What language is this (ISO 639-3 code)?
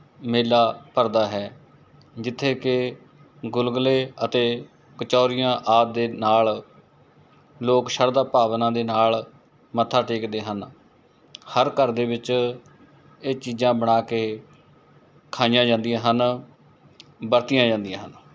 pan